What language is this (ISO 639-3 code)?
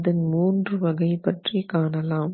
tam